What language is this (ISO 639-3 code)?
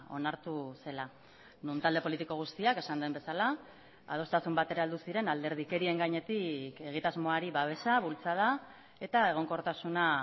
eus